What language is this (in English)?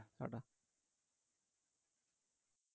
Bangla